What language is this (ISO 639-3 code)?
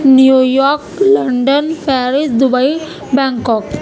urd